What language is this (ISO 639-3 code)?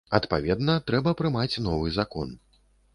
bel